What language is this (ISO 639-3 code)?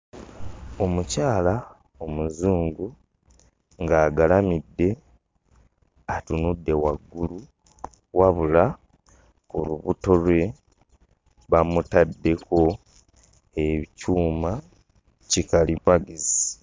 lug